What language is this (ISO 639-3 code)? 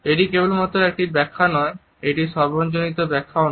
ben